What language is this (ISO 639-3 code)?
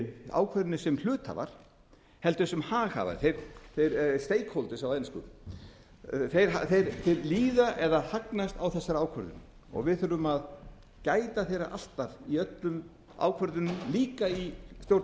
isl